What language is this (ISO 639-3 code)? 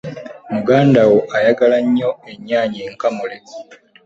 lug